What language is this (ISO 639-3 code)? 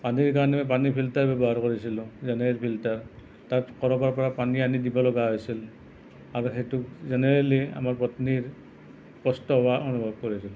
asm